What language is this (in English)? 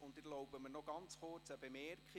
Swiss German